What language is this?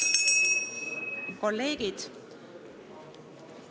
Estonian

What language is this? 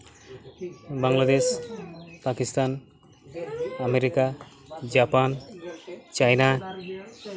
Santali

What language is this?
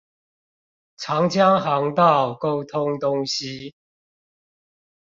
Chinese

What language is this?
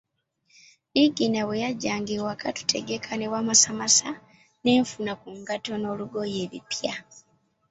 Ganda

